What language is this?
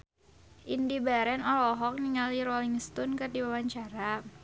Sundanese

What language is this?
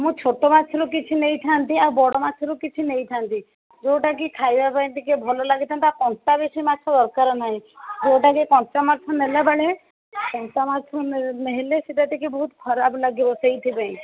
Odia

